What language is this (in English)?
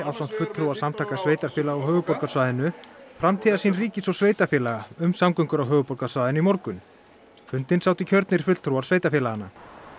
Icelandic